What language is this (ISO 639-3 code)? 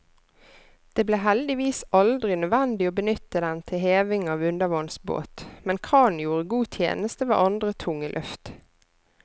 nor